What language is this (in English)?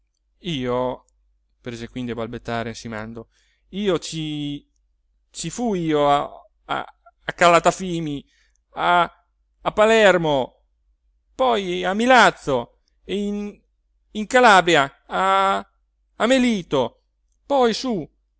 Italian